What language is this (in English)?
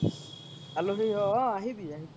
Assamese